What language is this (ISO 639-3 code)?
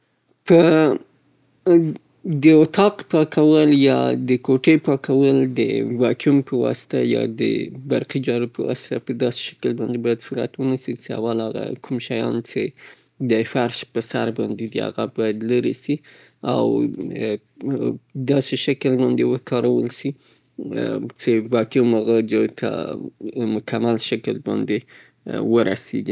pbt